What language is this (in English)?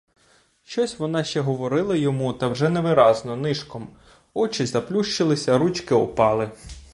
Ukrainian